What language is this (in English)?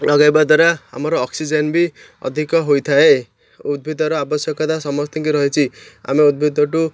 Odia